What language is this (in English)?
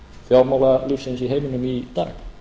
Icelandic